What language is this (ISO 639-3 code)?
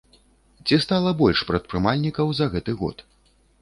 bel